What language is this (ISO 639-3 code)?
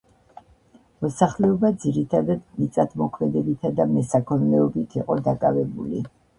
kat